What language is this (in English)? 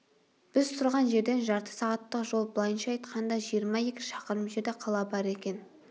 Kazakh